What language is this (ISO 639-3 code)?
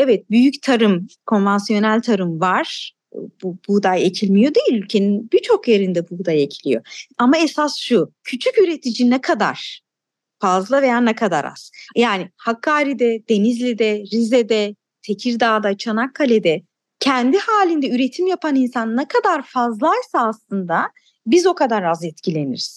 tur